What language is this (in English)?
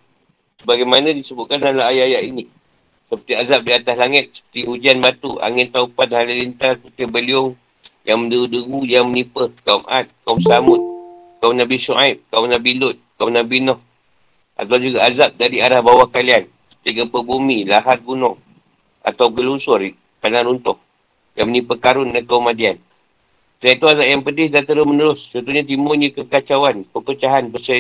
Malay